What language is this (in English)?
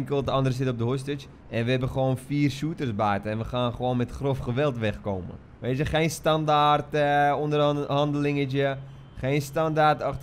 Dutch